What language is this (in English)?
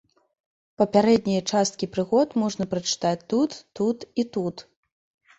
Belarusian